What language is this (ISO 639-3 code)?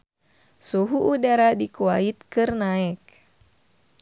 sun